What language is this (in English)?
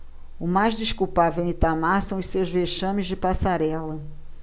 Portuguese